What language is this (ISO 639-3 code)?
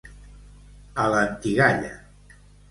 cat